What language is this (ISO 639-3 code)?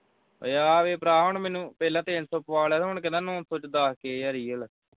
pan